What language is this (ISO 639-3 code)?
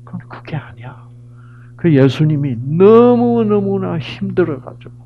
kor